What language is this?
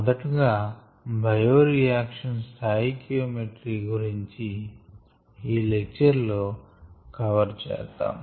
Telugu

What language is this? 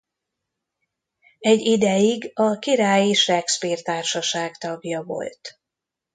Hungarian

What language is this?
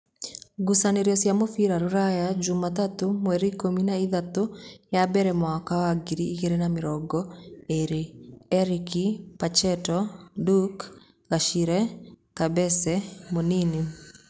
Kikuyu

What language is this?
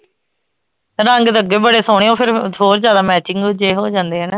Punjabi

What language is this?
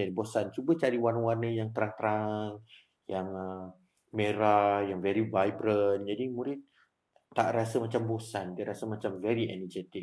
Malay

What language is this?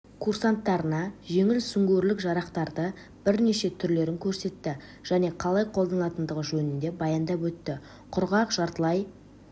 Kazakh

